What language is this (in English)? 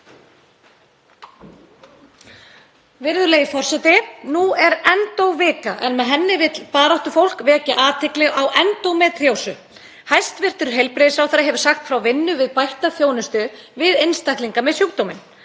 Icelandic